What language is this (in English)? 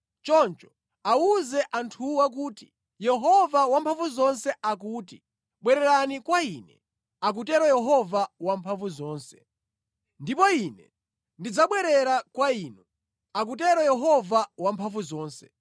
Nyanja